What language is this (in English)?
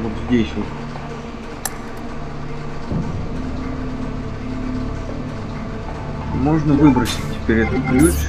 Russian